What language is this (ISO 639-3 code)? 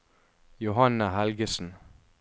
nor